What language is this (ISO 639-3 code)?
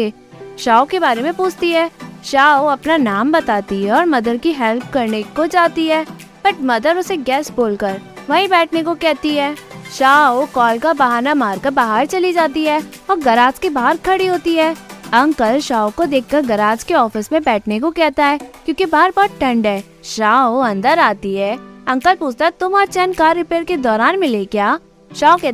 hin